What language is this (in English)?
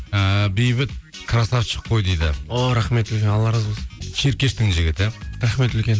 Kazakh